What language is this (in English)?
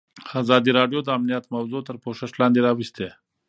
Pashto